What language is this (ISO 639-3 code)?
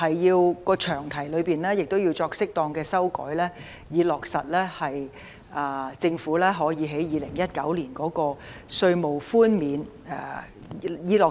yue